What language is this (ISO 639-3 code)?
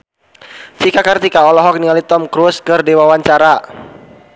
sun